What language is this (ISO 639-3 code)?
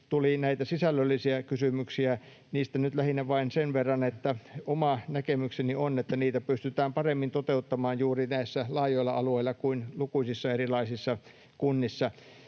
fin